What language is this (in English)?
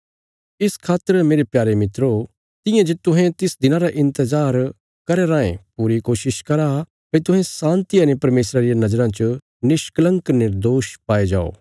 Bilaspuri